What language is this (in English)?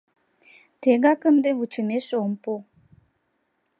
Mari